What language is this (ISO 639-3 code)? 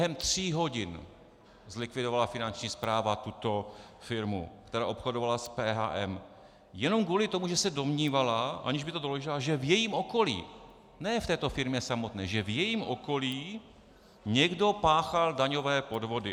ces